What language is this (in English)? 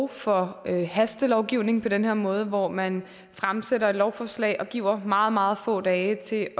Danish